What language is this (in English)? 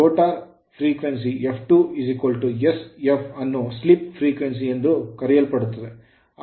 Kannada